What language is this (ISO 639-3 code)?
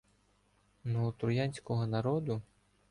ukr